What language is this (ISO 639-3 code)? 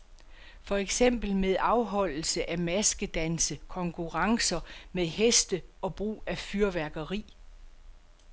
dan